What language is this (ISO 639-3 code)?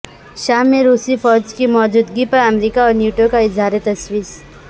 urd